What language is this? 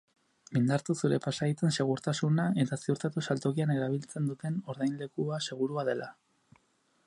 Basque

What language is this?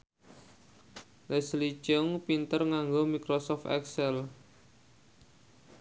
Javanese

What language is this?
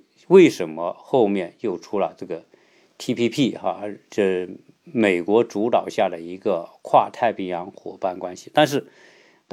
Chinese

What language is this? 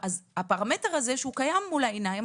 Hebrew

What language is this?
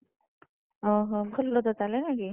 Odia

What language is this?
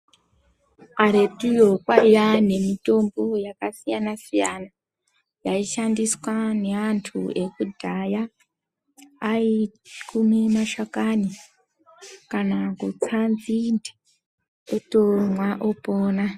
Ndau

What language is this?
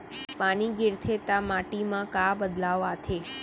Chhattisgarhi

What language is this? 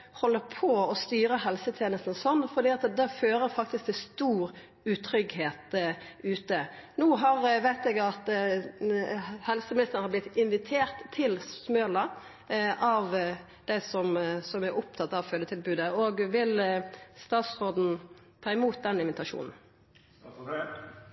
Norwegian Nynorsk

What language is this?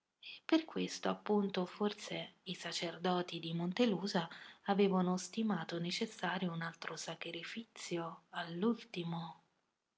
Italian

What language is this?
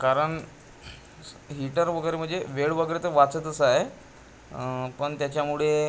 Marathi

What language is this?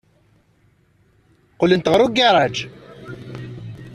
Kabyle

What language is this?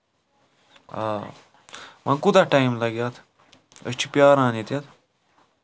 Kashmiri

